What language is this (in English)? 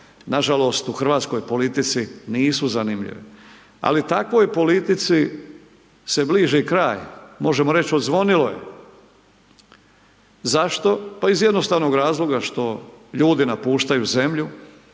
Croatian